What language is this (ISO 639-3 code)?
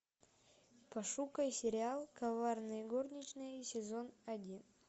rus